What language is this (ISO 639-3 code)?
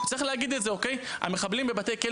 heb